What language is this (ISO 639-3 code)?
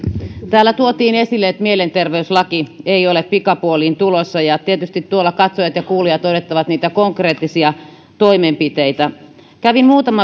fin